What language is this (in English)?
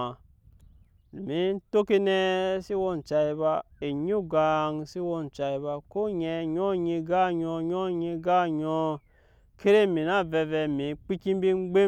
Nyankpa